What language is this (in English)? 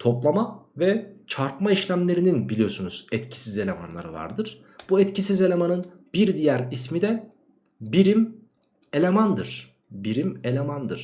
Turkish